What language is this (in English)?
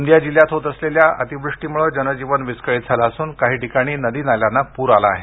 Marathi